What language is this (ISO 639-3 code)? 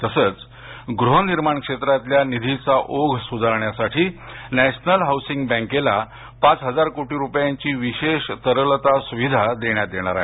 mar